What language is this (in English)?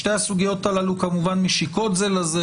Hebrew